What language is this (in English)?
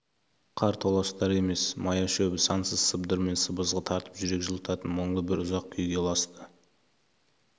Kazakh